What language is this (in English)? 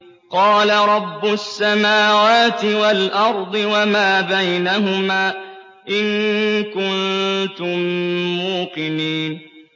Arabic